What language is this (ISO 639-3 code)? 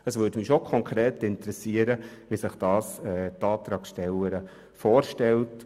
gsw